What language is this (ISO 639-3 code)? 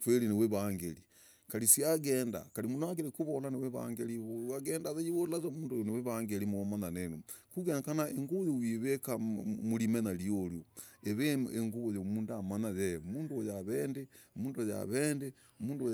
rag